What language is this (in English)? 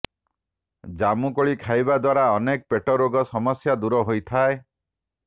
Odia